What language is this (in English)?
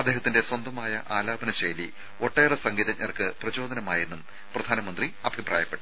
Malayalam